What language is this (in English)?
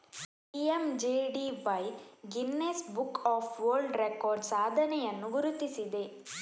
Kannada